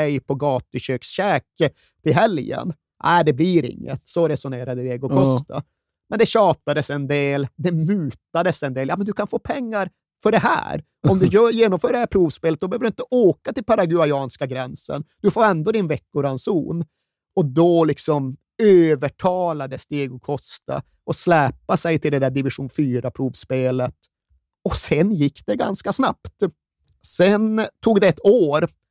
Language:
Swedish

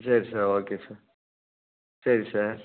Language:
Tamil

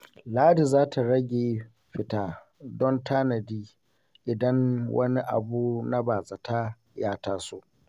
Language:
Hausa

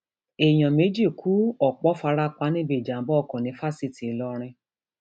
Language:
Yoruba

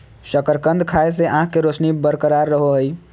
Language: Magahi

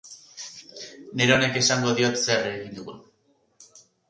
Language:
Basque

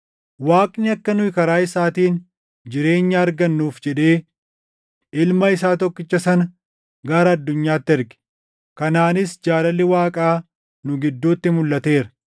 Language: Oromo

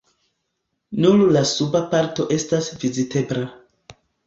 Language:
Esperanto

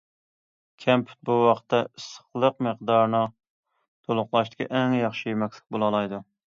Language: Uyghur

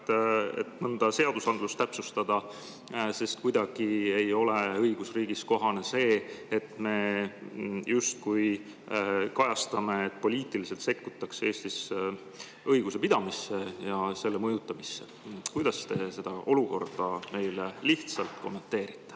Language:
Estonian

